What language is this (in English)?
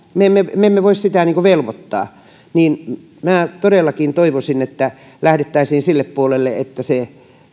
Finnish